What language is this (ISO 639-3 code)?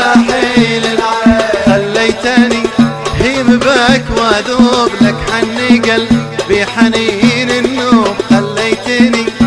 ara